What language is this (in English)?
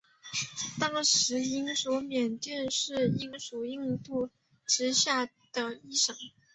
Chinese